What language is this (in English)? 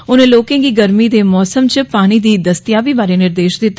Dogri